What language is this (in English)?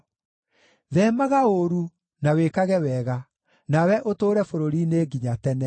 Kikuyu